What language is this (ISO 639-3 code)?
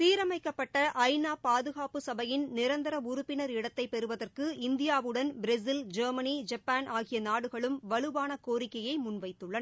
tam